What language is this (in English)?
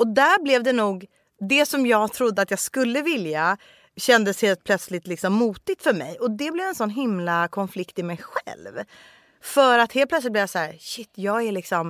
Swedish